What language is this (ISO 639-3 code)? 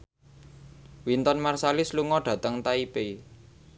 jav